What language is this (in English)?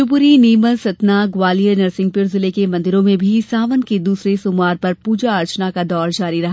Hindi